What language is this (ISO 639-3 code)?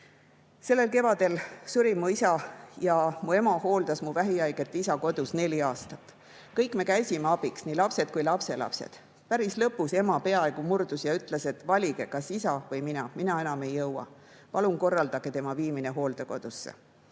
est